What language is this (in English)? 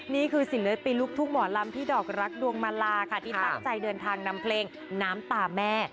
Thai